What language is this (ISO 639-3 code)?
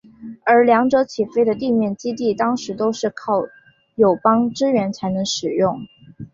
zho